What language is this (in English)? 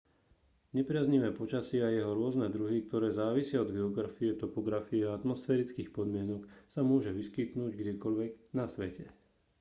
Slovak